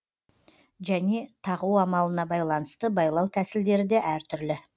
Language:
Kazakh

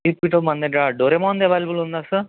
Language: Telugu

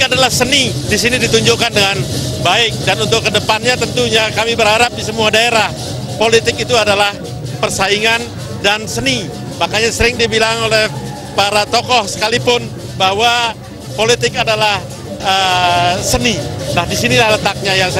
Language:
Indonesian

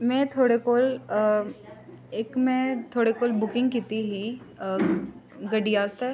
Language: Dogri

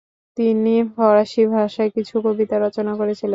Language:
Bangla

